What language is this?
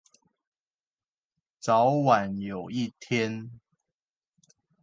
Chinese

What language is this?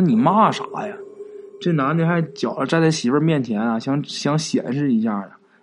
Chinese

